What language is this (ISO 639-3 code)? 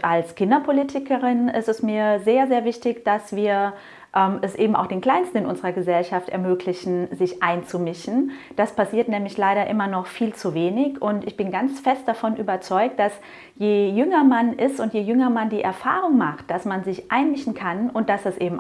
deu